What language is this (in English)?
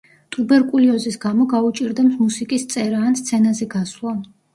Georgian